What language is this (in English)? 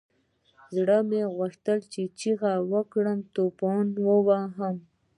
Pashto